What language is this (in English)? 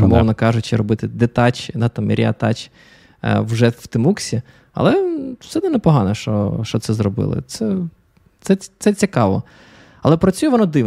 Ukrainian